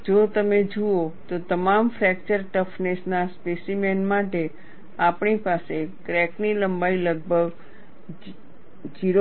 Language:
Gujarati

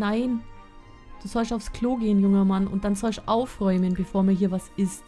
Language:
German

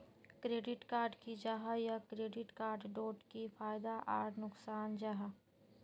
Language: Magahi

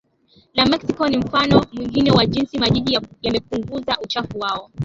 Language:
Swahili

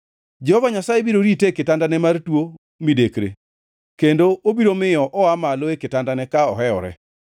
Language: Luo (Kenya and Tanzania)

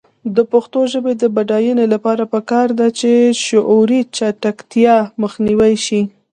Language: Pashto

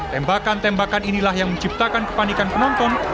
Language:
Indonesian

